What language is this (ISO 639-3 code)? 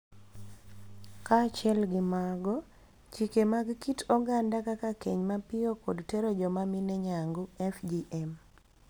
luo